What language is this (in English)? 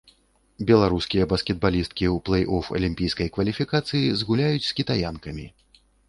Belarusian